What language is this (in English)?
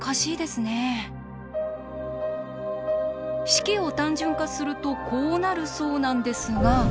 Japanese